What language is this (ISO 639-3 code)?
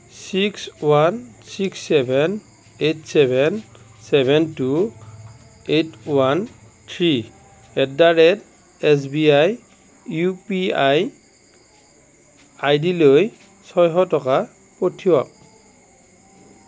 asm